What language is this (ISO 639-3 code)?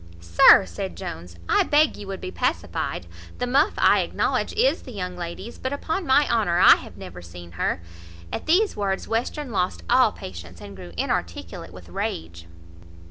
eng